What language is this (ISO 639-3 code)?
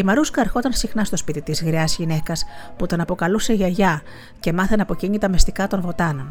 ell